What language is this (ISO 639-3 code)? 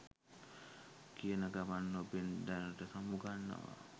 sin